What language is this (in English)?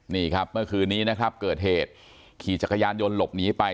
Thai